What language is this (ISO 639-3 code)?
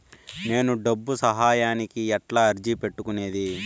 tel